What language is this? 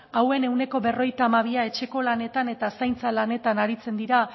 Basque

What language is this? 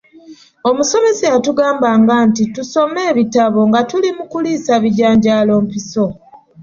Ganda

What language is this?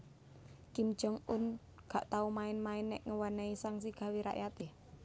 Javanese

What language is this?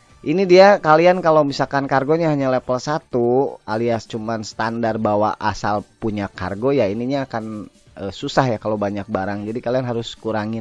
Indonesian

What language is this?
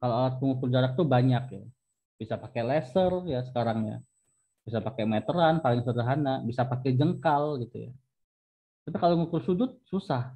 Indonesian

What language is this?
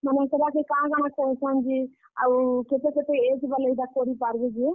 Odia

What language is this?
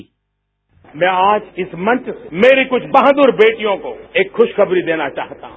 Hindi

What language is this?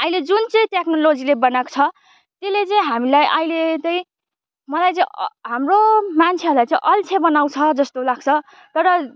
Nepali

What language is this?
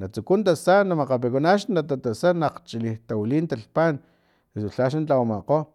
Filomena Mata-Coahuitlán Totonac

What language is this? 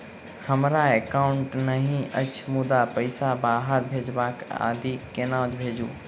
Maithili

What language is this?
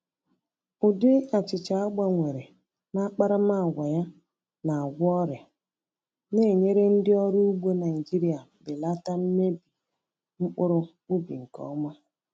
Igbo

